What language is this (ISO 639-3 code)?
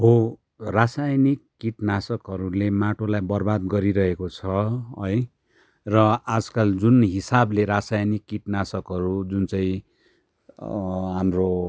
nep